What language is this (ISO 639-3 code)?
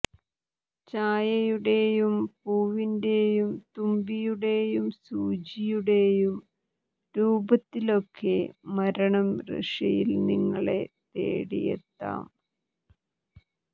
mal